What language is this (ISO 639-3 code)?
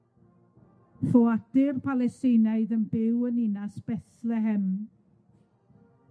cym